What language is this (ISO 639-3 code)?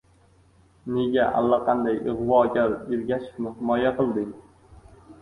uzb